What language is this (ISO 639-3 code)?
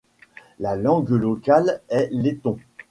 fra